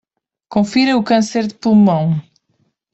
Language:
Portuguese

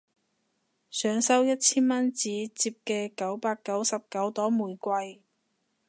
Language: Cantonese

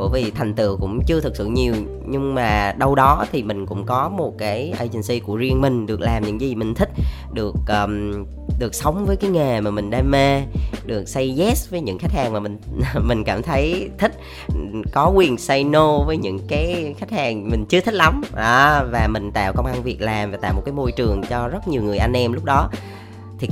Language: Vietnamese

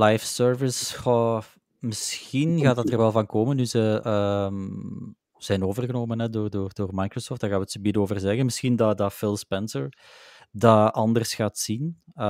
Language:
Dutch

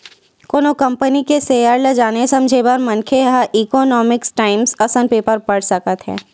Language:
Chhattisgarhi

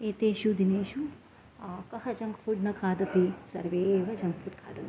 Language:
Sanskrit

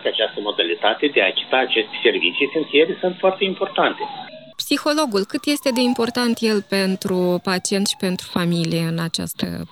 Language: Romanian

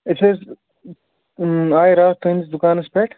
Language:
Kashmiri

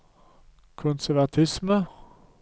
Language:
Norwegian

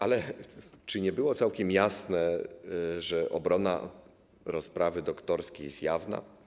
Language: Polish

